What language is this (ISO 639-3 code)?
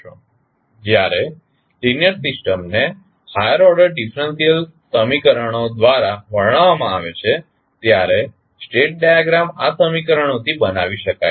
guj